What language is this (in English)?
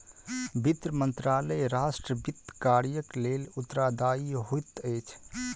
Maithili